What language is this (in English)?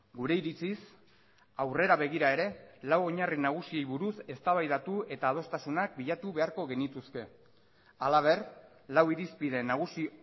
Basque